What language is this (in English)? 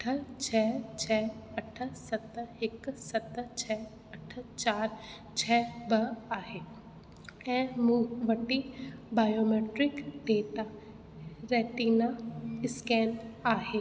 Sindhi